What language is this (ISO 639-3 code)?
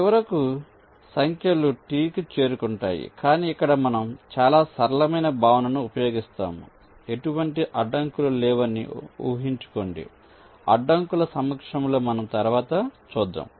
tel